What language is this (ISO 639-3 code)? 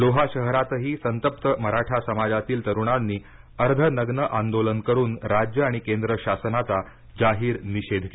mar